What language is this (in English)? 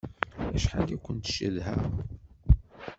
Kabyle